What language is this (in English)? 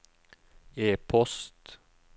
Norwegian